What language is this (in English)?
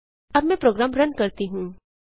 Hindi